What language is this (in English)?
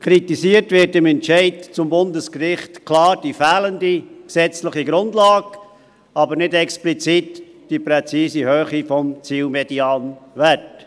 Swiss German